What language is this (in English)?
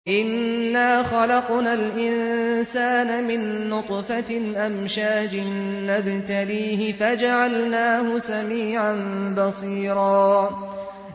Arabic